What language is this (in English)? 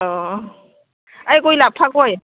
Bodo